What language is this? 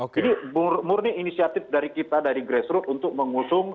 Indonesian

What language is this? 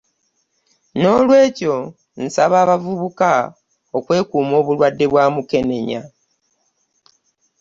Ganda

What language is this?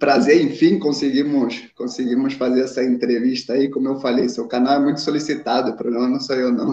Portuguese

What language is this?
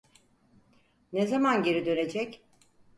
Turkish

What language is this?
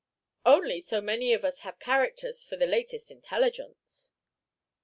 English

